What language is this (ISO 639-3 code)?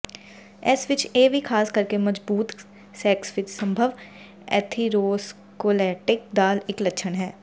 pan